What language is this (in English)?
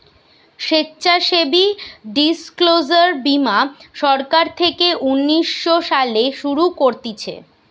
Bangla